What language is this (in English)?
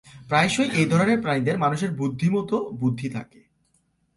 Bangla